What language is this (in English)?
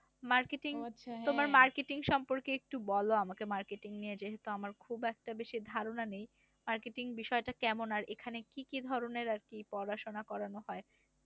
Bangla